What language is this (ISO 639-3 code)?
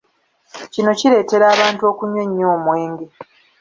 lug